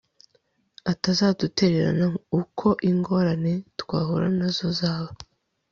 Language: Kinyarwanda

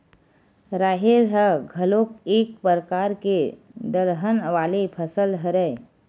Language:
Chhattisgarhi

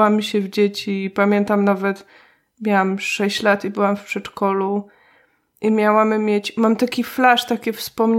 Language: Polish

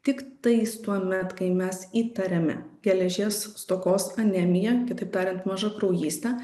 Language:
Lithuanian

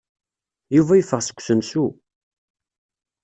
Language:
Kabyle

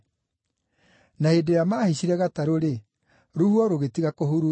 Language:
Kikuyu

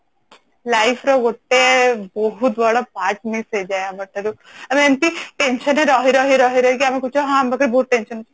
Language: Odia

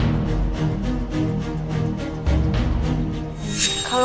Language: Indonesian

